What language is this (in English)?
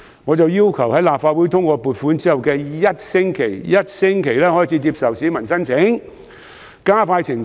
Cantonese